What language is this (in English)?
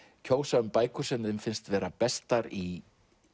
Icelandic